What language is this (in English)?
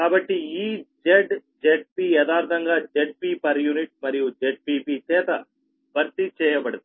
Telugu